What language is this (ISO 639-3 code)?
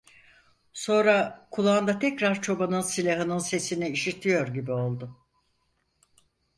tur